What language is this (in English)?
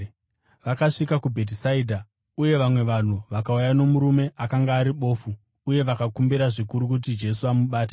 Shona